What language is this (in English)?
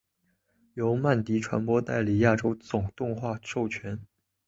Chinese